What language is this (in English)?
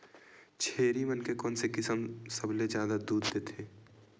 Chhattisgarhi